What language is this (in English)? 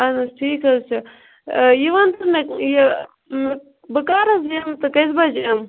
Kashmiri